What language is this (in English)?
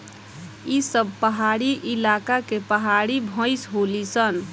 Bhojpuri